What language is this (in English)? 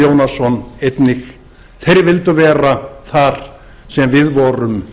Icelandic